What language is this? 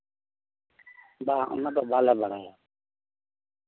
Santali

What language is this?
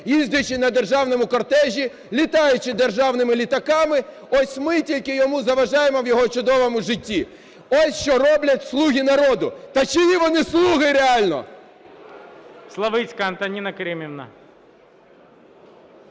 Ukrainian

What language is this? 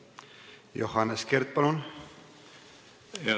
Estonian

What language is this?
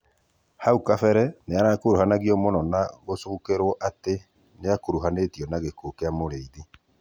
Kikuyu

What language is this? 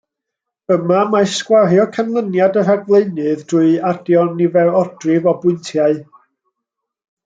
Welsh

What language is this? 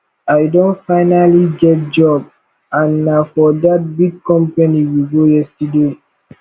Nigerian Pidgin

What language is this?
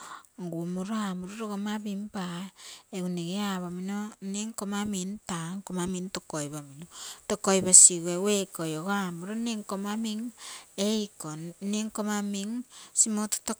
Terei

